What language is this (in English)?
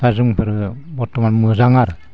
Bodo